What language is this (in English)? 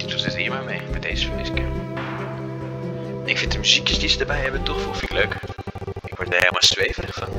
Dutch